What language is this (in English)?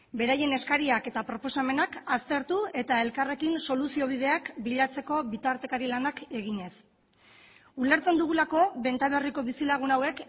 Basque